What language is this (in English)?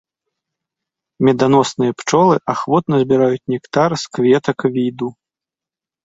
Belarusian